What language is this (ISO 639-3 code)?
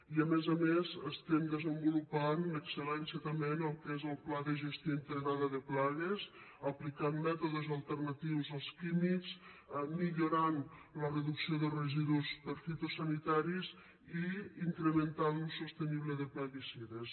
cat